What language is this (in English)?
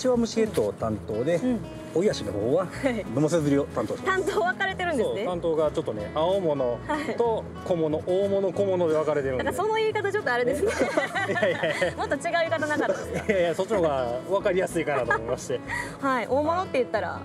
Japanese